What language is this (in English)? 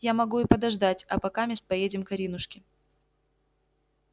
Russian